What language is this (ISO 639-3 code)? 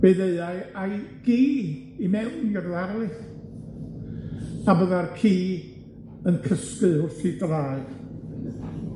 cym